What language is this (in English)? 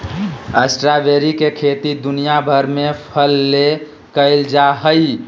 Magahi